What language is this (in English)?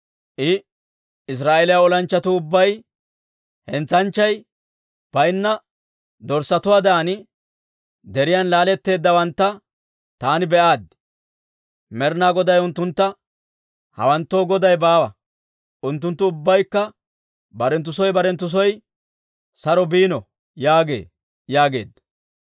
Dawro